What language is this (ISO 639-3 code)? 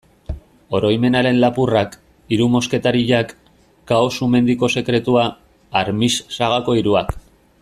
eus